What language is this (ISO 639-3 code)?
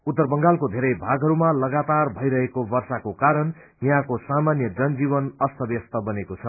nep